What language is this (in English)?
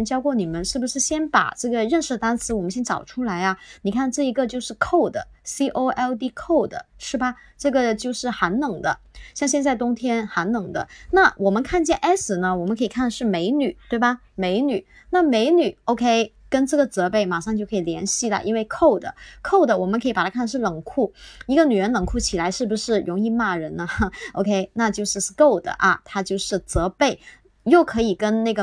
Chinese